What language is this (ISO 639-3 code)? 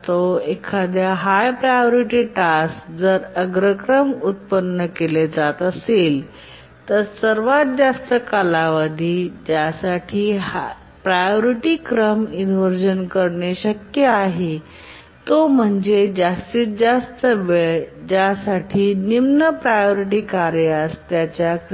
mar